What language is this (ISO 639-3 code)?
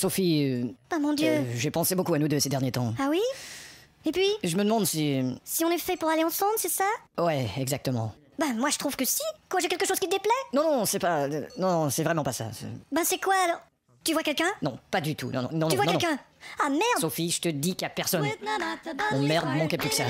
fra